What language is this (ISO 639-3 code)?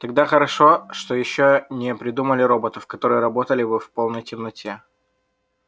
rus